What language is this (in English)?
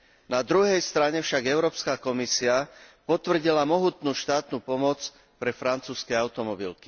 Slovak